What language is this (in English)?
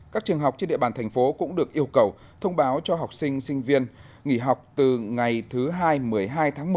Vietnamese